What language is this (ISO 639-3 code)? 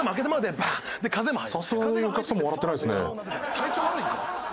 jpn